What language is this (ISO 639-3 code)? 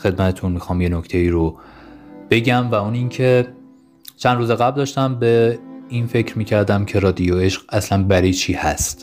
fas